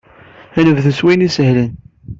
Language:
Kabyle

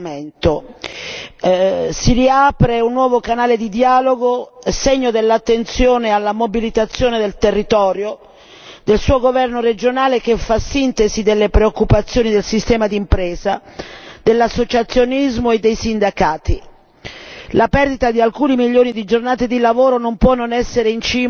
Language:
Italian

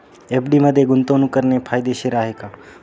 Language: Marathi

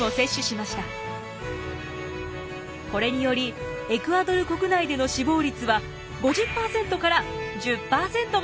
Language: Japanese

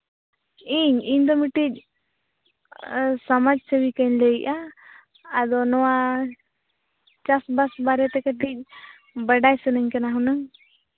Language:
Santali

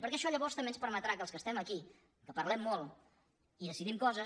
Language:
Catalan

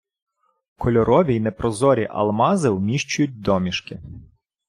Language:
Ukrainian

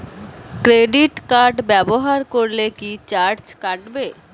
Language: Bangla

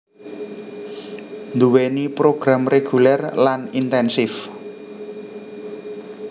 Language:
Javanese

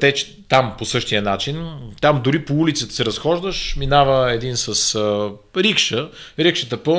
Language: Bulgarian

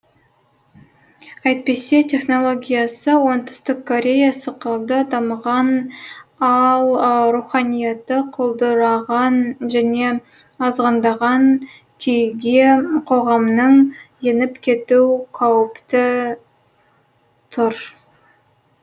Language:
Kazakh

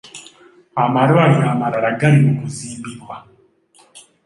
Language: Ganda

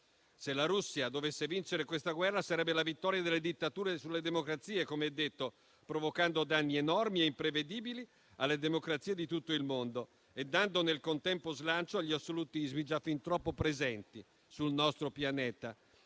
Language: Italian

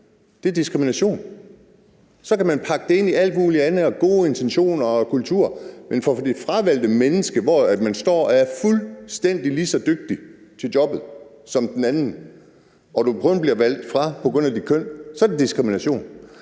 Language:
Danish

